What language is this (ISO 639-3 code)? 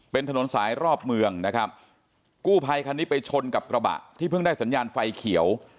tha